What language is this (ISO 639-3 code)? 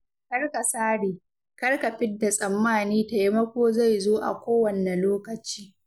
hau